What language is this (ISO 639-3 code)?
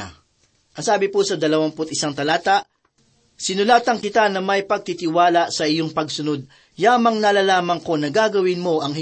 fil